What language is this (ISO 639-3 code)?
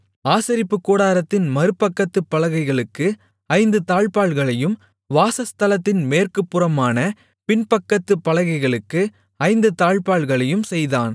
tam